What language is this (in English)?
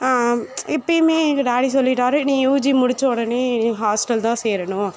Tamil